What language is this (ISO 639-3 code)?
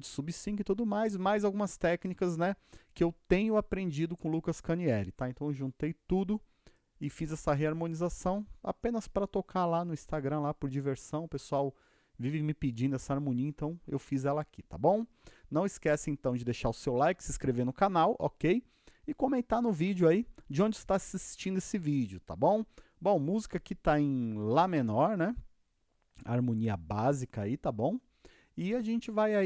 por